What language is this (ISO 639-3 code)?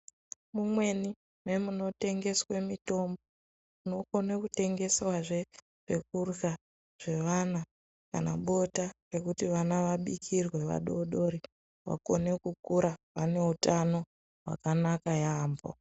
ndc